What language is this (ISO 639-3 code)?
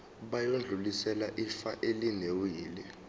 zul